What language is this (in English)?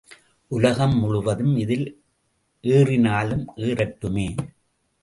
Tamil